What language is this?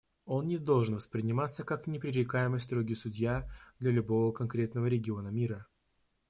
Russian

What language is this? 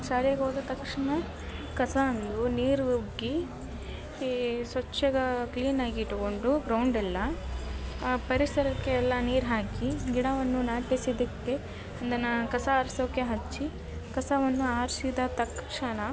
Kannada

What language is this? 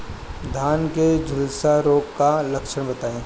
Bhojpuri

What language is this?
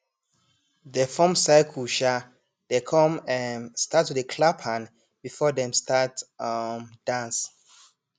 Nigerian Pidgin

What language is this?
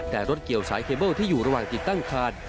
Thai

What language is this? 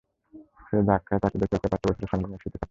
Bangla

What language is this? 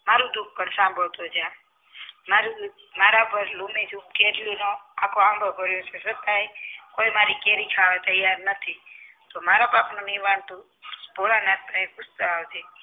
Gujarati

